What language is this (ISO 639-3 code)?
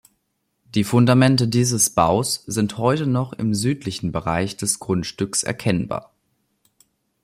deu